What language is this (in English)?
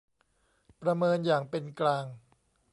Thai